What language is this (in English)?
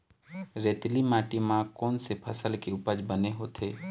Chhattisgarhi